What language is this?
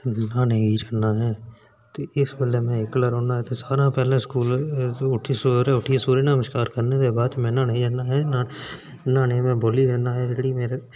Dogri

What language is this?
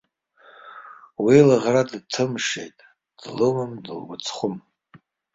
Abkhazian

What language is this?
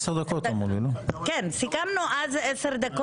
Hebrew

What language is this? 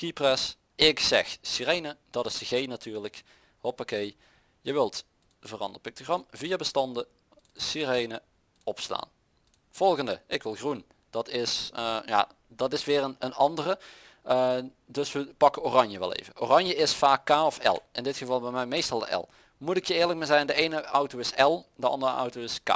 Dutch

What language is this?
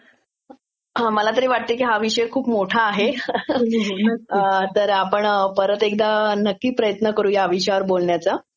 Marathi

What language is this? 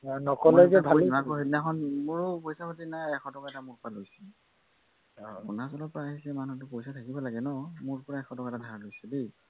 Assamese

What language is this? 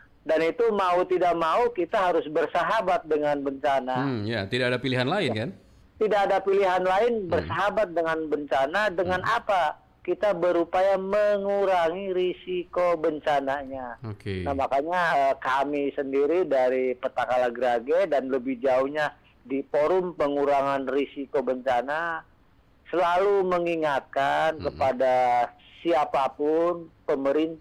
Indonesian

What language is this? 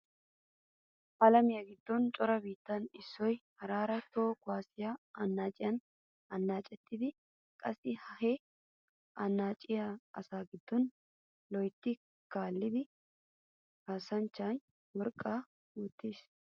Wolaytta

